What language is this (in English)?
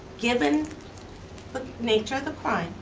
English